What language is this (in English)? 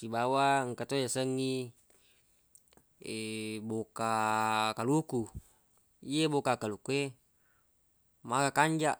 Buginese